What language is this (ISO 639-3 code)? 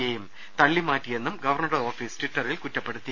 mal